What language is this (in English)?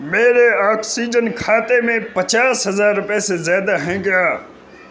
Urdu